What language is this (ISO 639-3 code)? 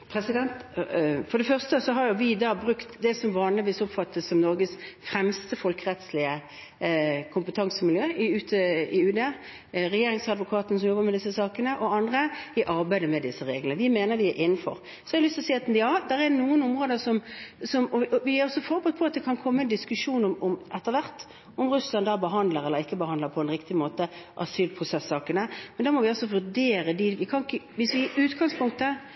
nor